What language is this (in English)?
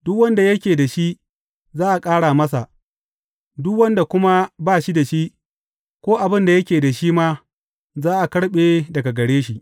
Hausa